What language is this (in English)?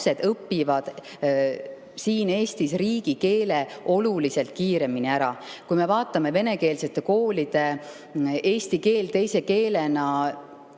Estonian